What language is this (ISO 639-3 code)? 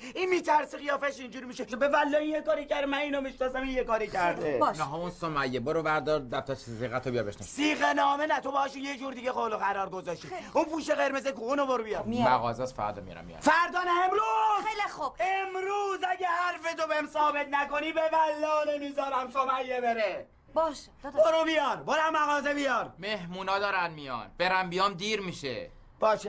fas